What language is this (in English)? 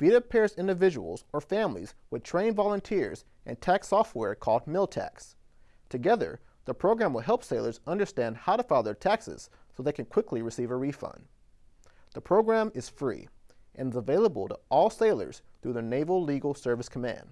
English